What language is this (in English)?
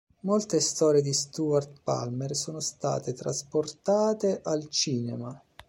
Italian